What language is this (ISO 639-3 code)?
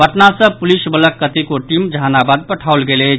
mai